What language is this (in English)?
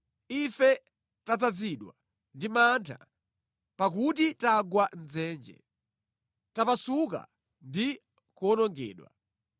Nyanja